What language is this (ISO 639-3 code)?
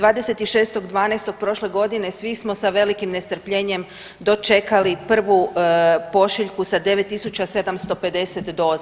hrv